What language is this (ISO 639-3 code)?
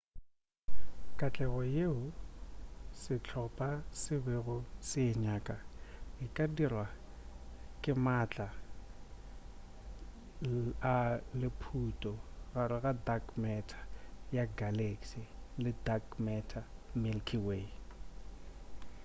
nso